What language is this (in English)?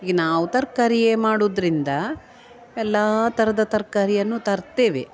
Kannada